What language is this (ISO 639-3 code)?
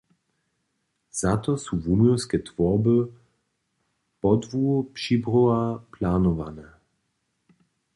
hsb